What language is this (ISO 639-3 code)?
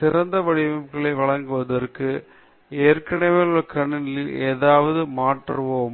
tam